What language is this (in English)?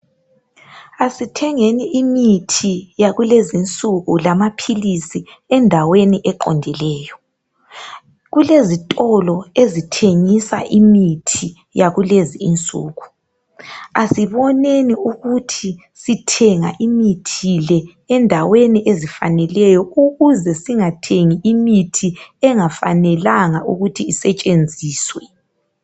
North Ndebele